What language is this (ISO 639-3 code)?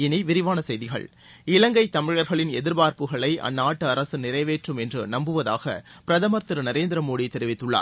tam